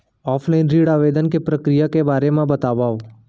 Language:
Chhattisgarhi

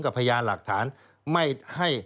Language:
Thai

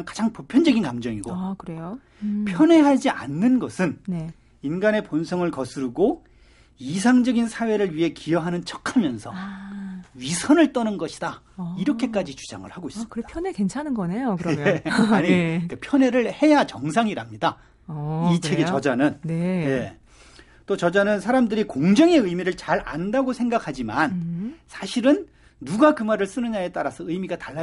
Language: Korean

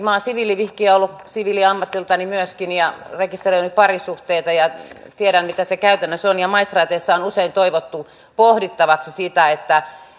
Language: Finnish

